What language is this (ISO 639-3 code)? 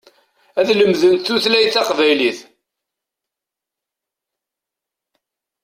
kab